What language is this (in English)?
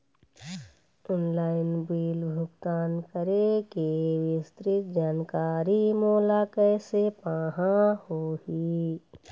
Chhattisgarhi